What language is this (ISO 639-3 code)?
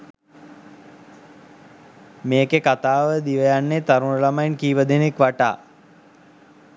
sin